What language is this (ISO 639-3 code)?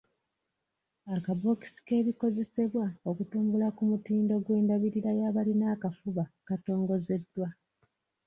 lug